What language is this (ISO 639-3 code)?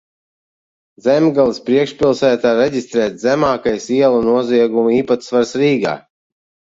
lav